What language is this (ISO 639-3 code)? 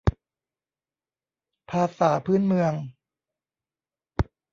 tha